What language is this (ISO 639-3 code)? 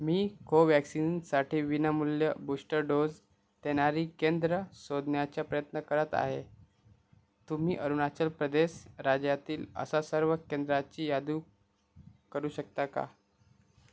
mar